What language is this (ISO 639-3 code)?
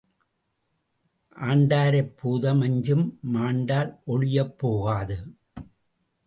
tam